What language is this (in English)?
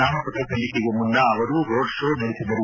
Kannada